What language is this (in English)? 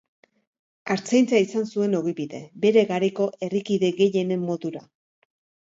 Basque